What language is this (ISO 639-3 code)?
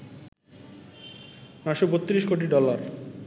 ben